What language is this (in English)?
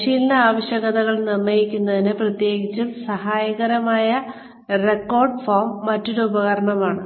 Malayalam